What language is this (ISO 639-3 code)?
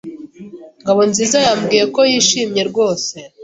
kin